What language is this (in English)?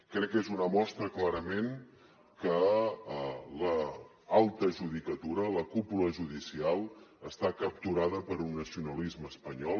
Catalan